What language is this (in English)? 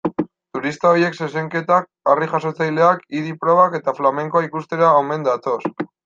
Basque